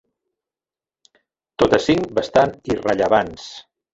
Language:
Catalan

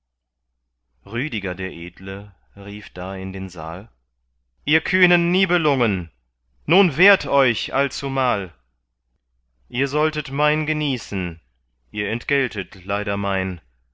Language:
German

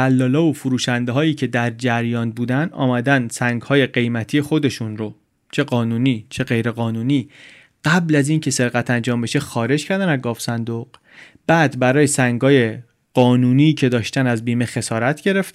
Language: Persian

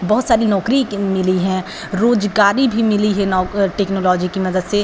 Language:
Hindi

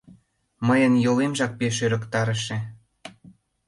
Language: Mari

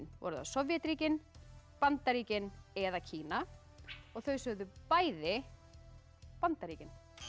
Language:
Icelandic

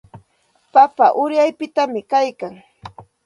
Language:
Santa Ana de Tusi Pasco Quechua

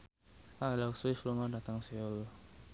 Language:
Javanese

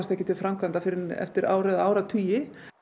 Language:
Icelandic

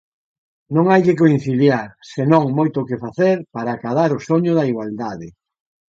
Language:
Galician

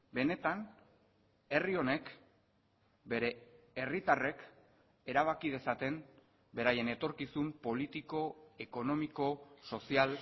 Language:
Basque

